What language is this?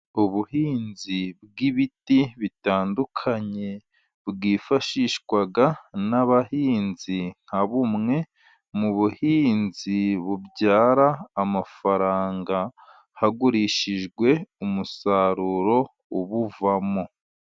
Kinyarwanda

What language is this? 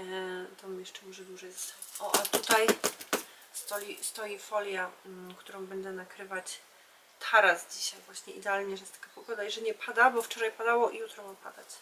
Polish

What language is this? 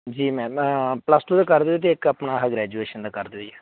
Punjabi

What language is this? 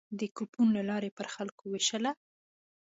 Pashto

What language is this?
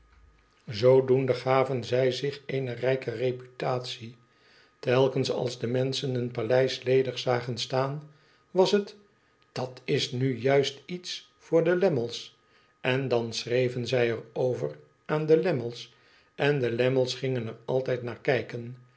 Dutch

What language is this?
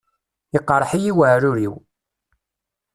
Kabyle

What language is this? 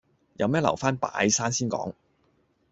Cantonese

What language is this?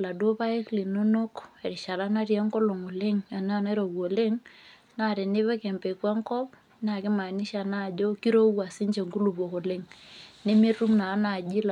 Masai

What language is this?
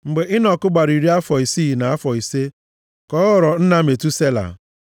Igbo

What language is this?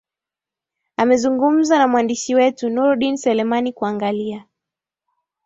Swahili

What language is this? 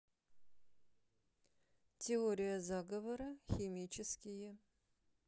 Russian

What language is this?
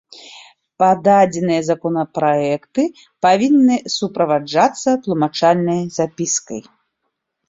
Belarusian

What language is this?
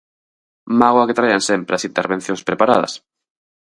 Galician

